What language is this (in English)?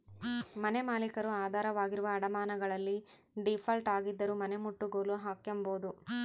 Kannada